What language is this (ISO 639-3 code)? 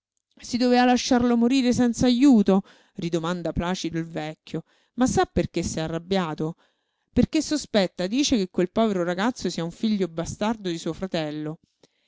ita